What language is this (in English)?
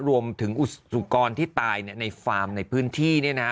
Thai